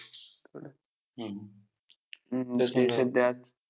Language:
Marathi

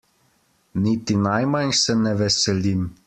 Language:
Slovenian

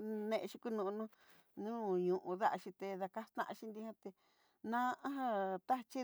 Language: Southeastern Nochixtlán Mixtec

